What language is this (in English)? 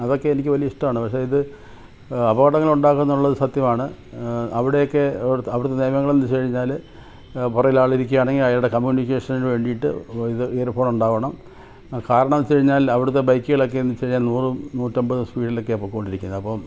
Malayalam